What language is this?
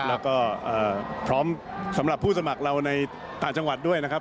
Thai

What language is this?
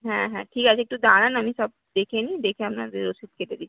Bangla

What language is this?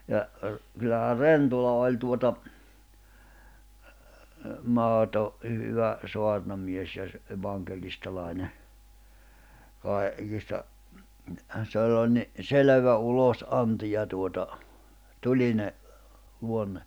Finnish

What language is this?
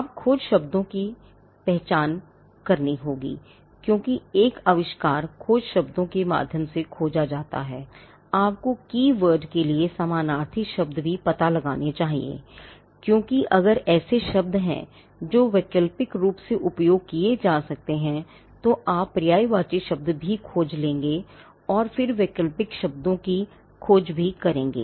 Hindi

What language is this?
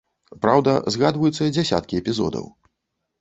Belarusian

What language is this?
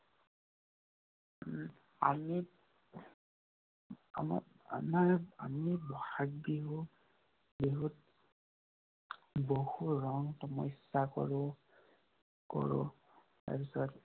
Assamese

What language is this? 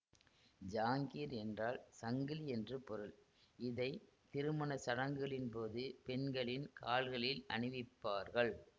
Tamil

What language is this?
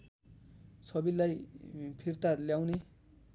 Nepali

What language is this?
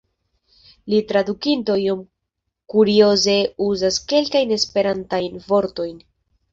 Esperanto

